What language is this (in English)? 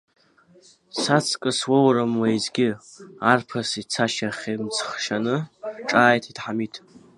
Abkhazian